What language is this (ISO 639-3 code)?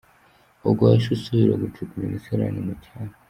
kin